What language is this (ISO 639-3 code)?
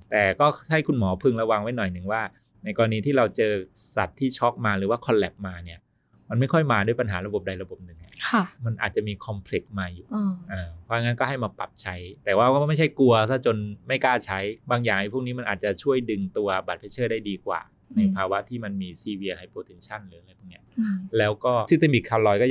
tha